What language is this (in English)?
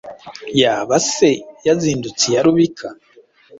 Kinyarwanda